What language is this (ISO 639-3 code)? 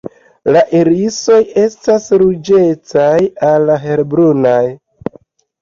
epo